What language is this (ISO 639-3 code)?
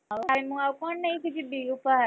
ori